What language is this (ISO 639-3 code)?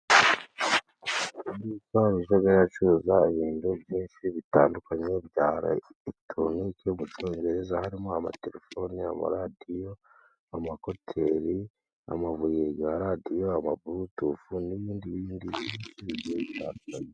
kin